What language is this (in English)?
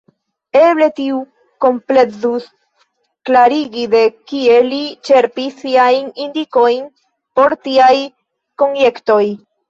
Esperanto